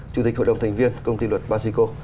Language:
Vietnamese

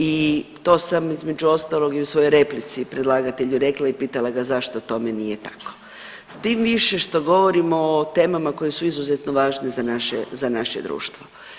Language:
Croatian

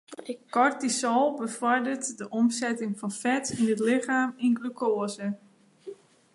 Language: Western Frisian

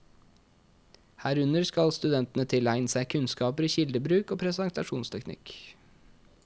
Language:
Norwegian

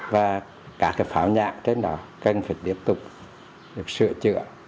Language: Vietnamese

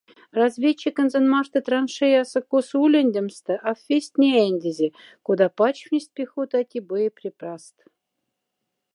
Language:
Moksha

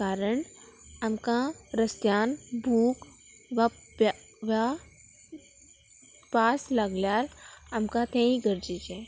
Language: Konkani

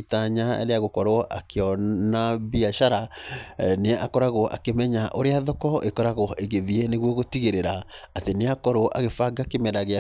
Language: Kikuyu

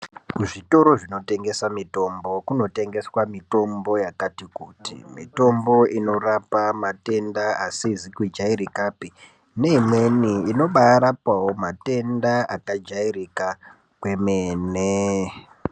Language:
Ndau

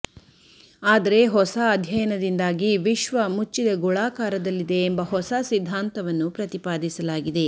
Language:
Kannada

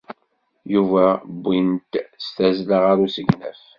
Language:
Kabyle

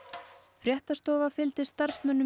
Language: Icelandic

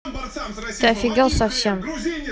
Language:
Russian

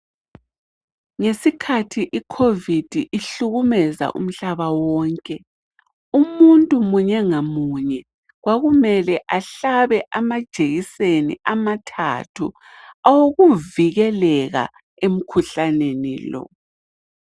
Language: North Ndebele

